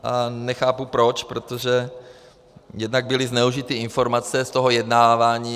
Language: Czech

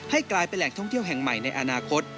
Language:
Thai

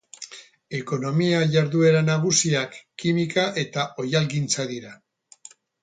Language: Basque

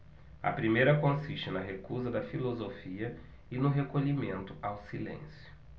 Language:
Portuguese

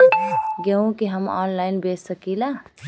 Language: Bhojpuri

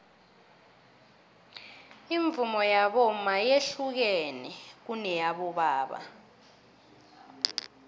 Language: South Ndebele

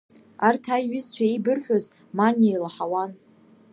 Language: Abkhazian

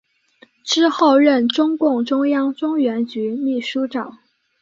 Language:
Chinese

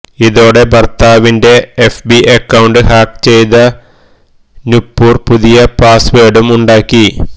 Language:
Malayalam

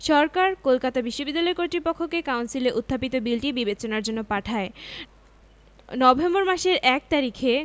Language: Bangla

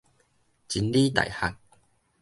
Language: Min Nan Chinese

